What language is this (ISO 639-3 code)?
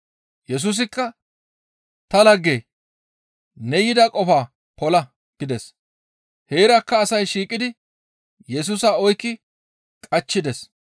gmv